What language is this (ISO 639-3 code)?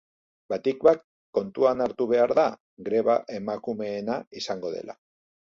eus